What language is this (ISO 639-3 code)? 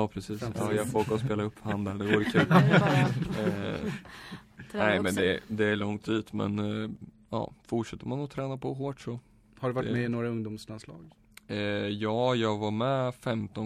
swe